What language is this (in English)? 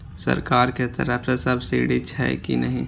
Maithili